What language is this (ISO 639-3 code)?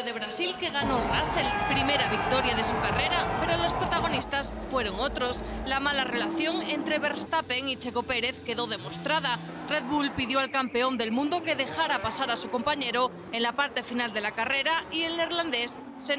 spa